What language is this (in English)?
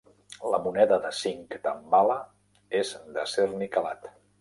Catalan